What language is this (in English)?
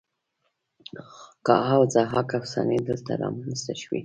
Pashto